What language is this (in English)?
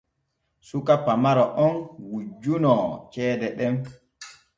Borgu Fulfulde